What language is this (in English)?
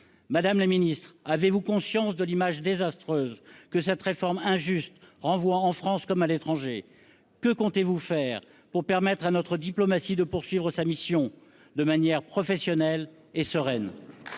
French